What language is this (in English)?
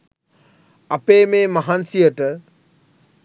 Sinhala